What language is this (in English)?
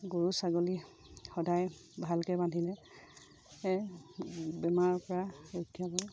Assamese